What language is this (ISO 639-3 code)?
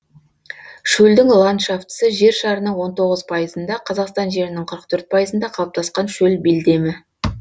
kaz